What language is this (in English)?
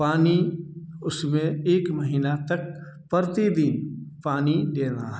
Hindi